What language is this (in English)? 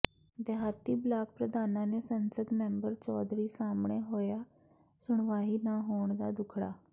Punjabi